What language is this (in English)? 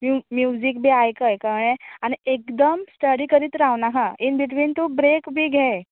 Konkani